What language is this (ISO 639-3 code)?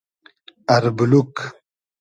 haz